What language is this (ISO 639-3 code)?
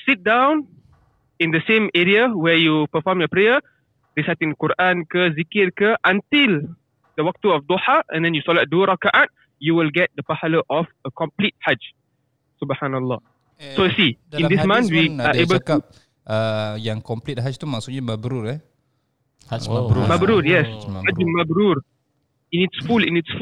msa